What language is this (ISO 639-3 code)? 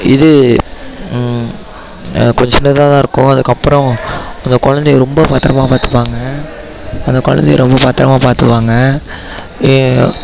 tam